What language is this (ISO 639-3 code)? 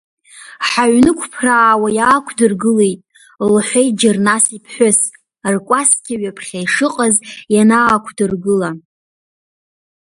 abk